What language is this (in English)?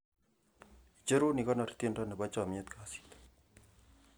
Kalenjin